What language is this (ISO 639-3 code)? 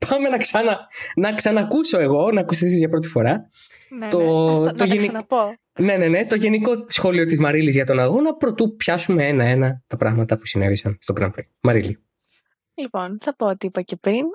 ell